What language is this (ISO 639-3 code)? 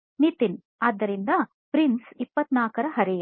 kan